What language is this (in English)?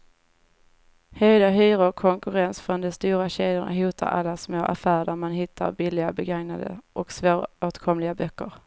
Swedish